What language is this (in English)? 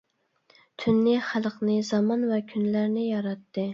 Uyghur